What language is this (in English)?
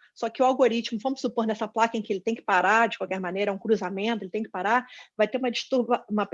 Portuguese